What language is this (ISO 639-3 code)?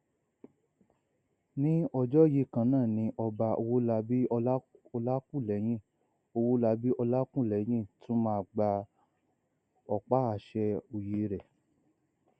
yor